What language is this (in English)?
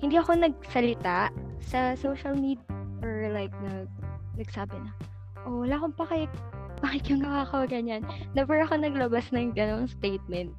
Filipino